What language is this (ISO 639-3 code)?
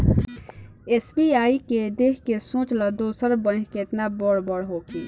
bho